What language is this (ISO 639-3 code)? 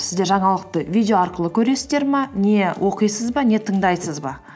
kaz